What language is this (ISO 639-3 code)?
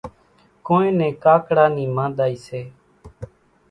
gjk